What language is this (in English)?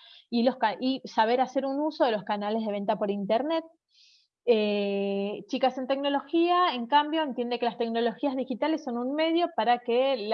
Spanish